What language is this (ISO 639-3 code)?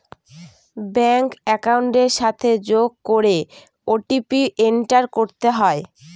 ben